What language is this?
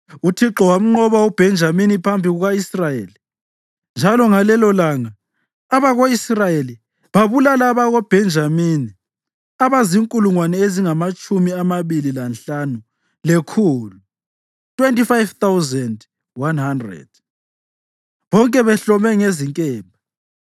North Ndebele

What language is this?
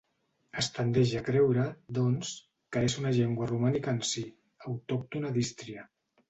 Catalan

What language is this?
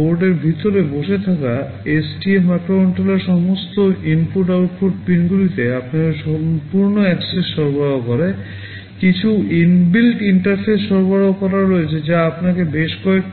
Bangla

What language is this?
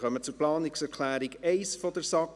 Swiss German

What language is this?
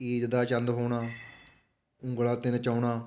Punjabi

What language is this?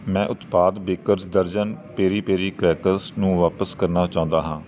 Punjabi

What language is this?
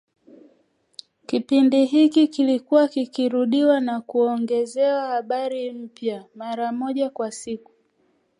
Swahili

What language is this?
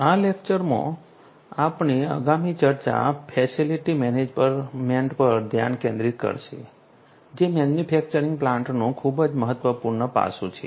Gujarati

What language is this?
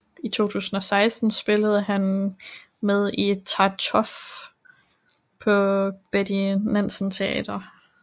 Danish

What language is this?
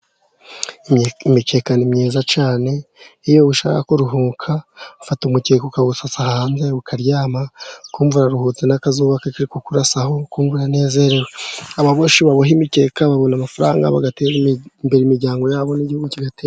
Kinyarwanda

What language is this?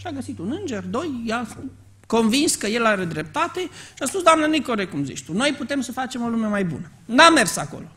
Romanian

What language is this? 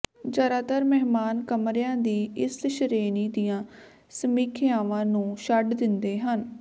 Punjabi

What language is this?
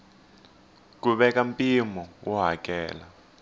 Tsonga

